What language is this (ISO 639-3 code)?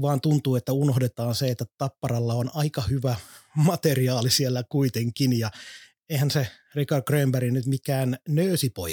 fin